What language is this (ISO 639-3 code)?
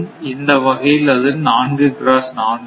tam